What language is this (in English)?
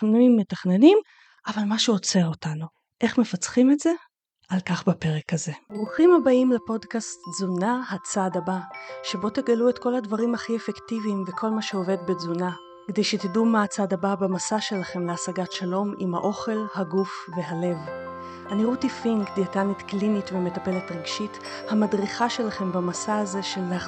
Hebrew